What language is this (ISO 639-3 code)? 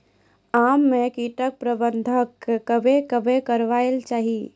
mai